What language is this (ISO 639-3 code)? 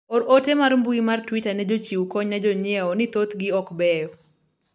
luo